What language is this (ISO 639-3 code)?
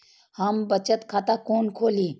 mai